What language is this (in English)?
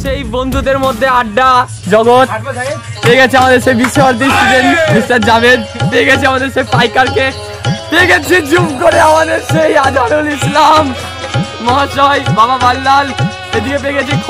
Arabic